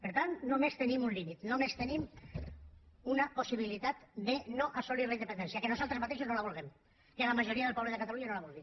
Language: Catalan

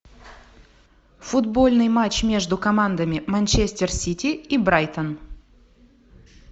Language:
Russian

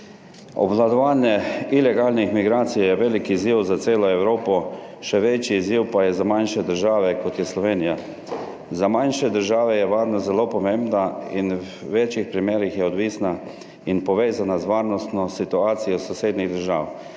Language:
Slovenian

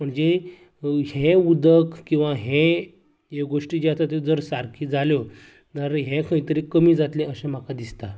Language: Konkani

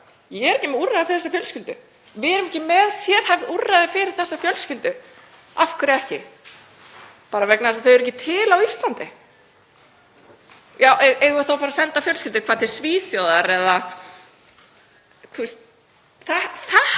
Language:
Icelandic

